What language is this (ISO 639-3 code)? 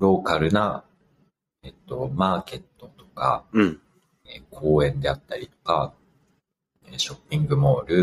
jpn